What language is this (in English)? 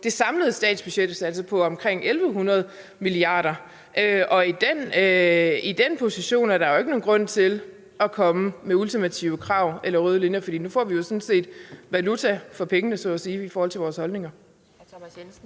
Danish